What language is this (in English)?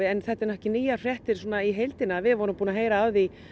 Icelandic